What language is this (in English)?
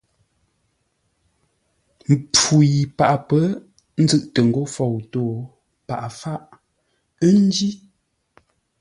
Ngombale